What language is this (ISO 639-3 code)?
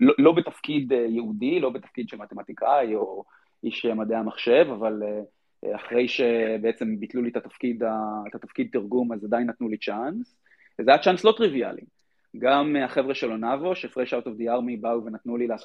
heb